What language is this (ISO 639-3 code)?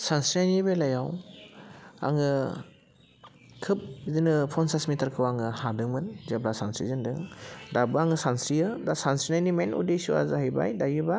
brx